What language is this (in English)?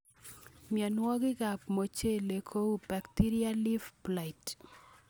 Kalenjin